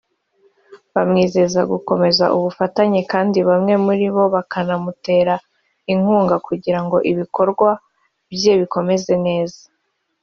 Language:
Kinyarwanda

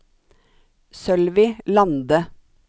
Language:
Norwegian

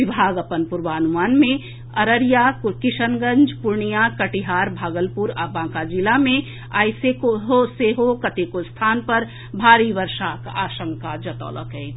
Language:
Maithili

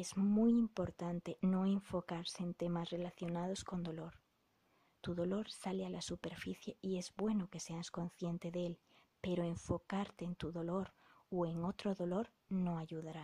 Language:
Spanish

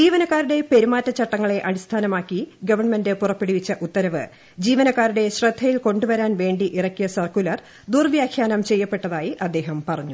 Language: Malayalam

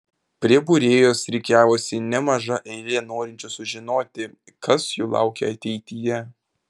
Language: Lithuanian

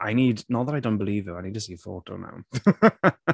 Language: English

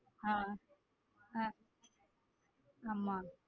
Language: Tamil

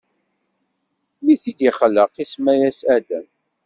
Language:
Kabyle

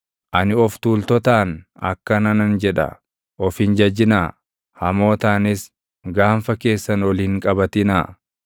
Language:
Oromo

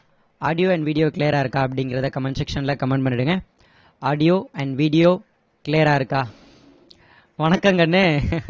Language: Tamil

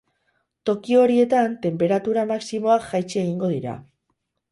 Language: Basque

